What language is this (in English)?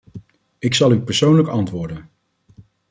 Dutch